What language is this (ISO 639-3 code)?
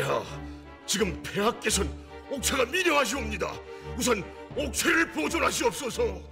kor